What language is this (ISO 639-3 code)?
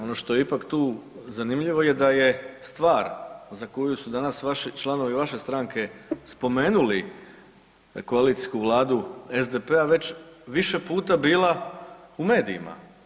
hrv